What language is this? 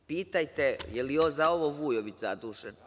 Serbian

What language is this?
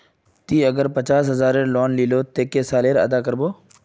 Magahi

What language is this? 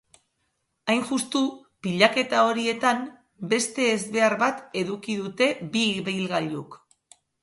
Basque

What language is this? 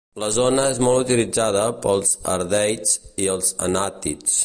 Catalan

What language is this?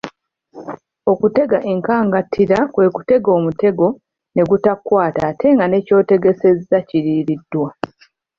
Ganda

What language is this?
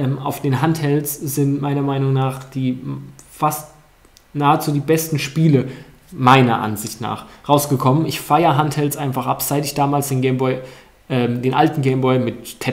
German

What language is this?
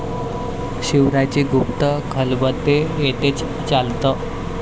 Marathi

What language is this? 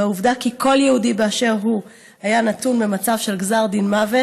Hebrew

